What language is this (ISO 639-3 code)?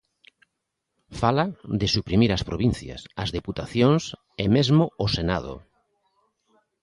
glg